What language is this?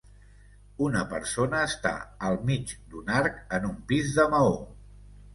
Catalan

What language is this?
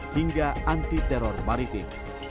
Indonesian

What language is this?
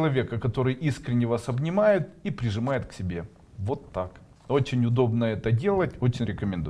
Russian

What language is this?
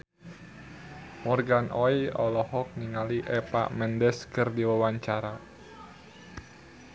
Sundanese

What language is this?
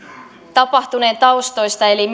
Finnish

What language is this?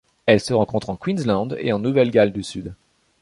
French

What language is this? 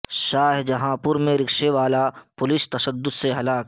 Urdu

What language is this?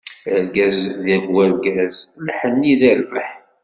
Kabyle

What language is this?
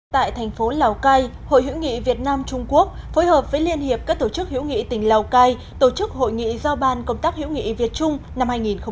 Vietnamese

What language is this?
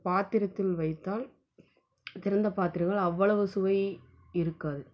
Tamil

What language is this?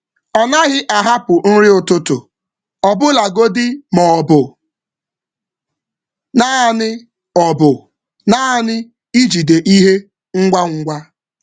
Igbo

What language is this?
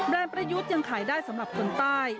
Thai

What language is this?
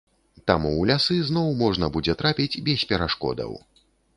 Belarusian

